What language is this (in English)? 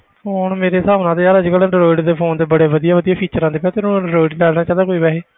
Punjabi